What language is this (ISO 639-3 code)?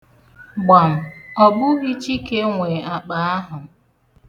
ibo